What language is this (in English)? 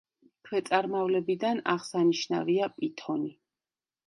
Georgian